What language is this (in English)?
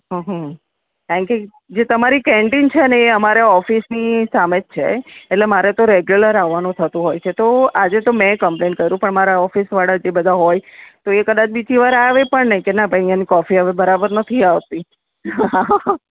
Gujarati